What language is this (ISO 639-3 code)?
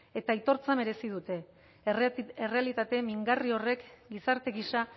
eus